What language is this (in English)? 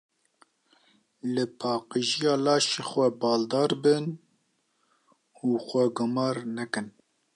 Kurdish